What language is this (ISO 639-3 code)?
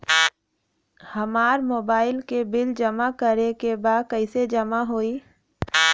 bho